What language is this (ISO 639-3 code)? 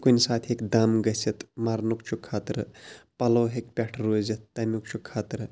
kas